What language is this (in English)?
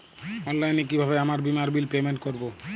Bangla